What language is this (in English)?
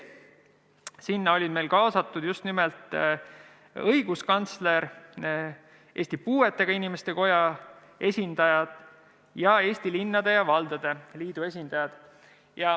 Estonian